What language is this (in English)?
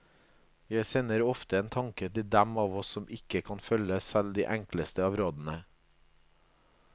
Norwegian